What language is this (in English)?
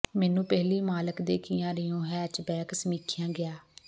Punjabi